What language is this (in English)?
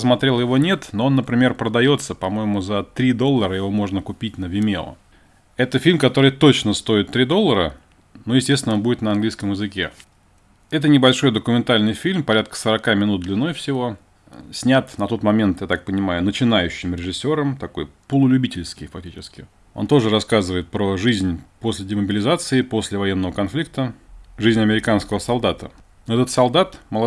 Russian